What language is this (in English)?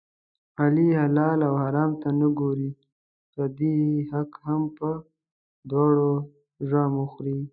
Pashto